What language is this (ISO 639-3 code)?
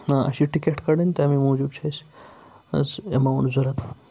kas